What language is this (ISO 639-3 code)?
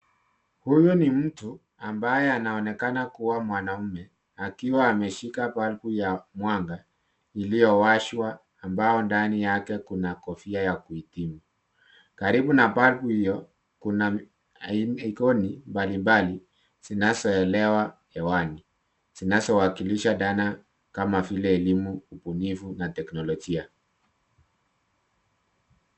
swa